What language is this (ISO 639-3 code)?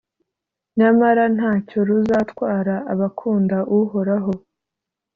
kin